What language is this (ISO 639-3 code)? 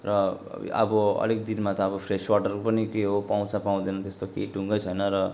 nep